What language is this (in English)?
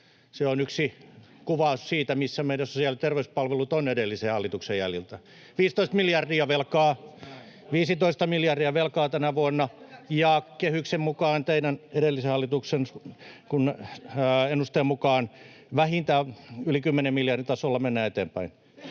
Finnish